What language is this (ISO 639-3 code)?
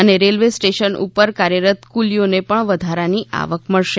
guj